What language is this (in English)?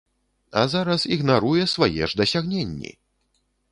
Belarusian